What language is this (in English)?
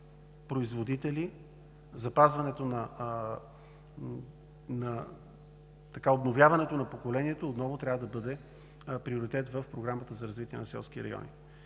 Bulgarian